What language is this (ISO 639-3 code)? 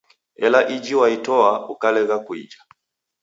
dav